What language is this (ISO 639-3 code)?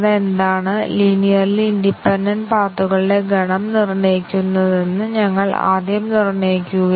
mal